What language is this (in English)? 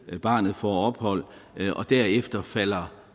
Danish